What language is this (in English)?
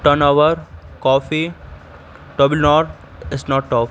Urdu